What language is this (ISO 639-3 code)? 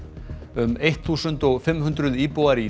isl